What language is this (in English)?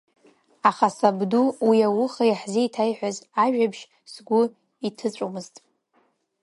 Abkhazian